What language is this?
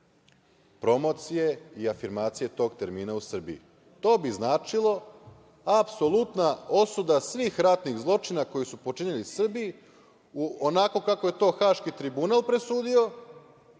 Serbian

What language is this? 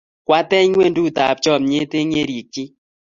Kalenjin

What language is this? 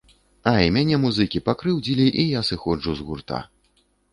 Belarusian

